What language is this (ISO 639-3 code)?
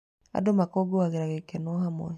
kik